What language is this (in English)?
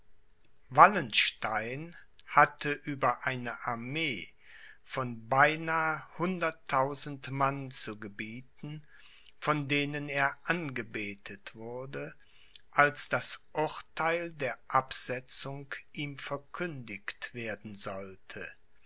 German